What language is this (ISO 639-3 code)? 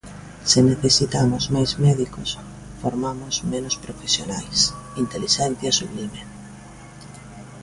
glg